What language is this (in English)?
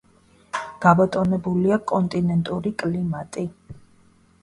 Georgian